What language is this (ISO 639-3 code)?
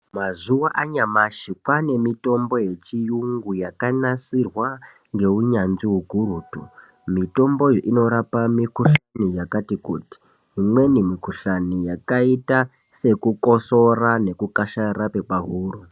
ndc